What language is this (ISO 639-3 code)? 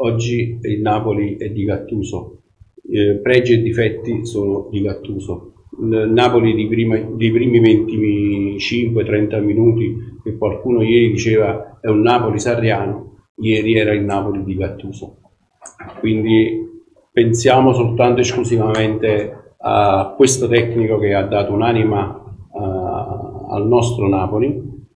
ita